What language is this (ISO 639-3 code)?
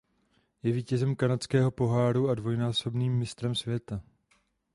ces